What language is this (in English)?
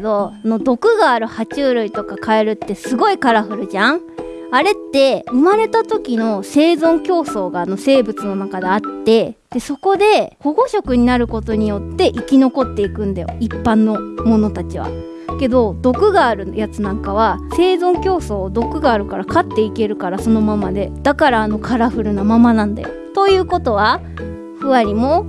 Japanese